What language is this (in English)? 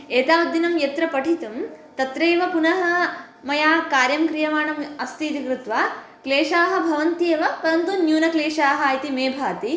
Sanskrit